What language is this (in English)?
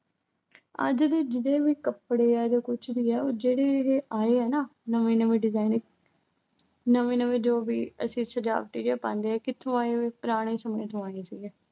Punjabi